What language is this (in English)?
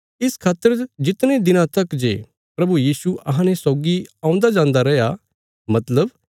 Bilaspuri